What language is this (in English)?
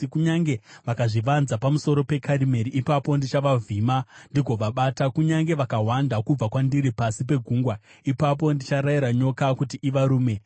Shona